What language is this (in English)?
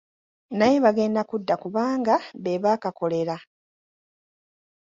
Ganda